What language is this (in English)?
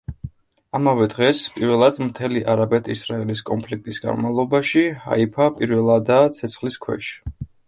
Georgian